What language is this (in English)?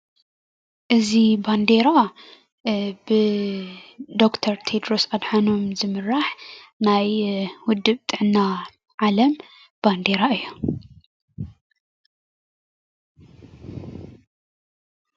Tigrinya